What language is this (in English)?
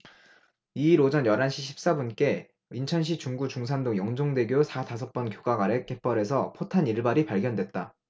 Korean